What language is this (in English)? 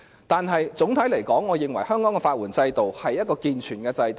Cantonese